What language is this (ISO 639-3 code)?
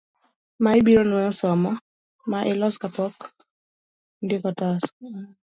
luo